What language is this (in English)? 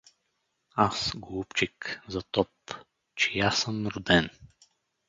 Bulgarian